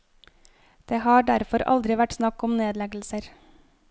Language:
Norwegian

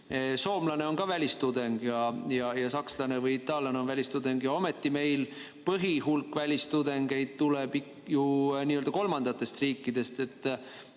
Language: Estonian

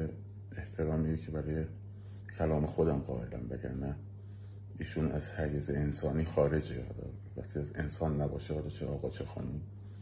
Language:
Persian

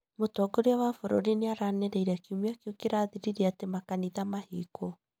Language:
Kikuyu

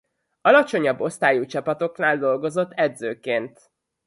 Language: Hungarian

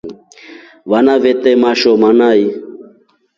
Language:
Rombo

